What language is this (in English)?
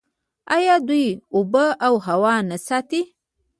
Pashto